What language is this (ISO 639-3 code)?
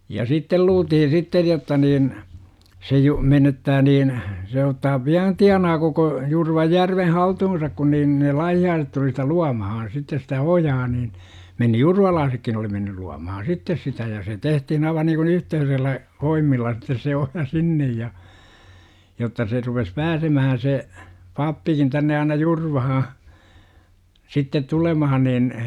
fin